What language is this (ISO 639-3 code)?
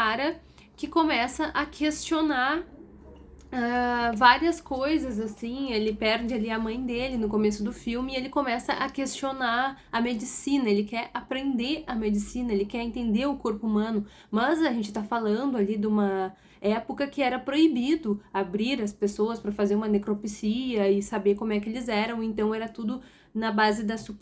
por